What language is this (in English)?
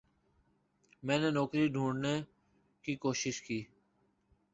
Urdu